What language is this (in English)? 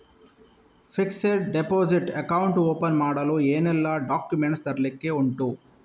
Kannada